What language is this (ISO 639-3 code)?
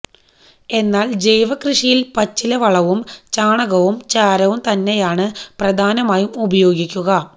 mal